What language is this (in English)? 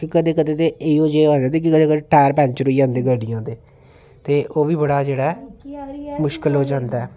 Dogri